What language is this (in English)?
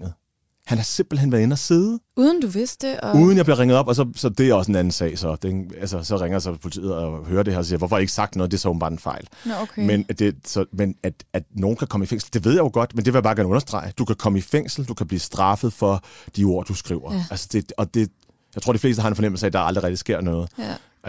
Danish